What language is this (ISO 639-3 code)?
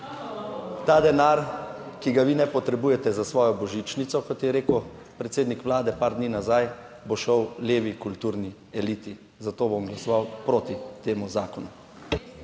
slv